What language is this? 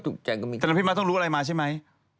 Thai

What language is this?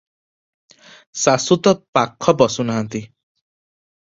Odia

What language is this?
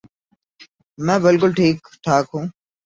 Urdu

